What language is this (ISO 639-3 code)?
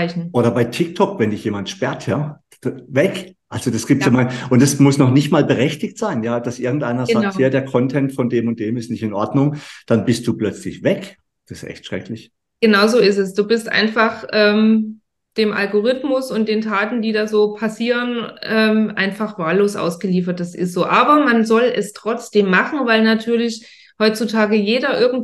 deu